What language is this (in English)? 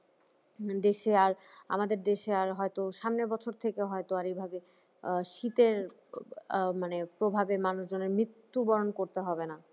Bangla